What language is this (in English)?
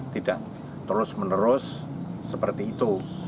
Indonesian